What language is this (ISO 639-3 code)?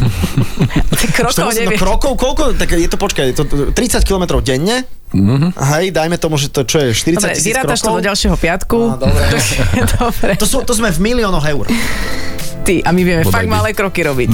slk